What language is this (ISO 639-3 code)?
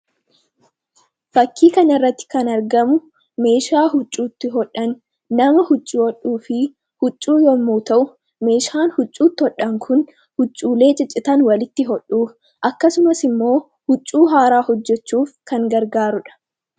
orm